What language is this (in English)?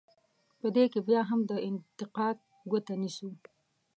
Pashto